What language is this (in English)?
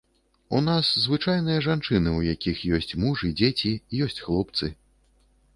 Belarusian